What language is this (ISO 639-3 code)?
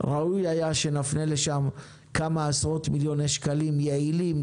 heb